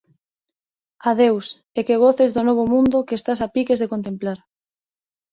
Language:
Galician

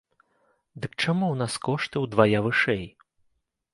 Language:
Belarusian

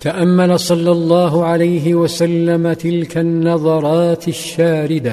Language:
Arabic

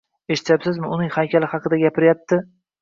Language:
Uzbek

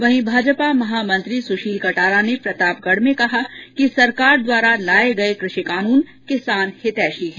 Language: Hindi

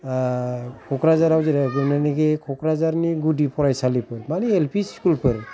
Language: Bodo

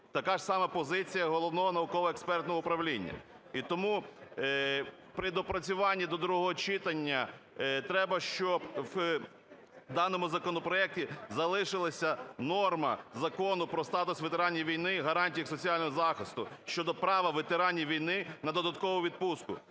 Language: Ukrainian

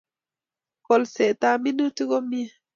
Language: Kalenjin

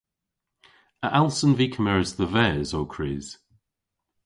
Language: Cornish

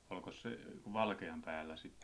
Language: Finnish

